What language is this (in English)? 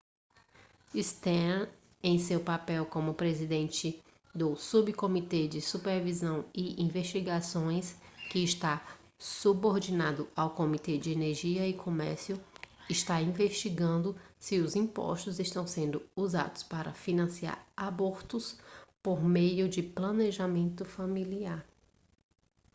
Portuguese